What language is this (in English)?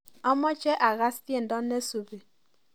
Kalenjin